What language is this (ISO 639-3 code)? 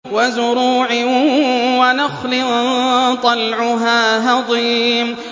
ara